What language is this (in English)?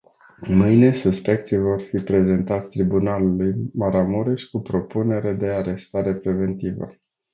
Romanian